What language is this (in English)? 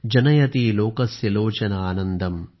Marathi